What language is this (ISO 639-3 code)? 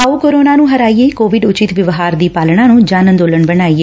pan